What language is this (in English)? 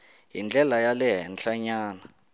Tsonga